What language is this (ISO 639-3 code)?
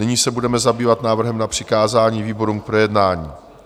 ces